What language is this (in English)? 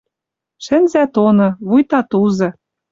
Western Mari